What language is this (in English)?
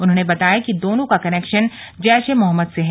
Hindi